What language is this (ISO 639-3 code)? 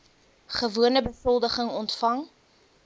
afr